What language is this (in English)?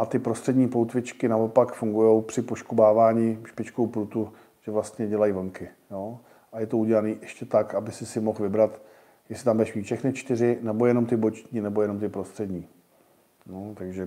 Czech